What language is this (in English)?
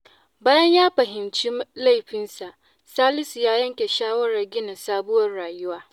Hausa